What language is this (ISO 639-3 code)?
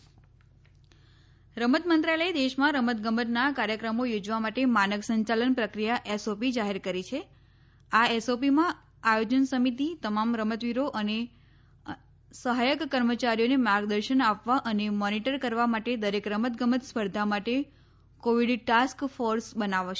guj